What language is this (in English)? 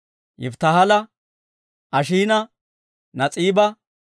Dawro